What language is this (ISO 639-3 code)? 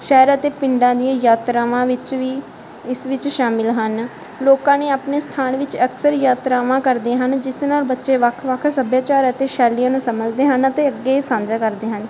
pan